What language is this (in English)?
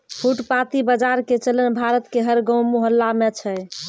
Maithili